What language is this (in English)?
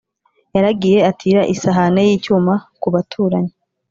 Kinyarwanda